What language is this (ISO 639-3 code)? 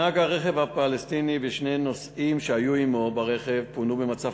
heb